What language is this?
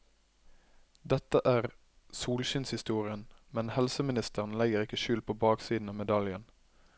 Norwegian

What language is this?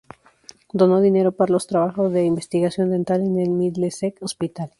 Spanish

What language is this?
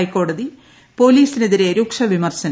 Malayalam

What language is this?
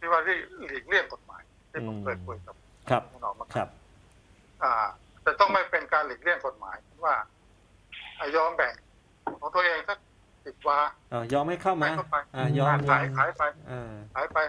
Thai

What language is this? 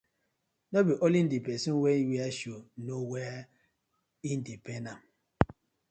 Nigerian Pidgin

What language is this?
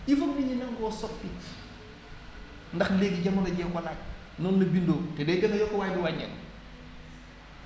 Wolof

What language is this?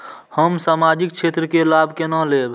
Maithili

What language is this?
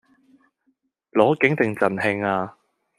Cantonese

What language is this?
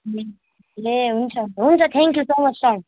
Nepali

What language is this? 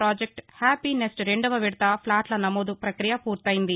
Telugu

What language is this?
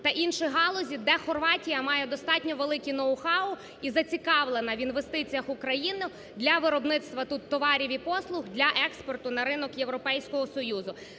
Ukrainian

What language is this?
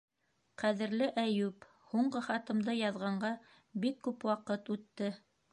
Bashkir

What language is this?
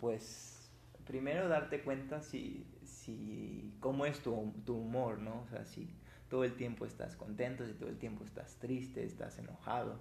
Spanish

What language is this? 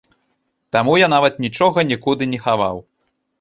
Belarusian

